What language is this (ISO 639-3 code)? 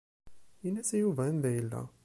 kab